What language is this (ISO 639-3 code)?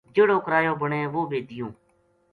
gju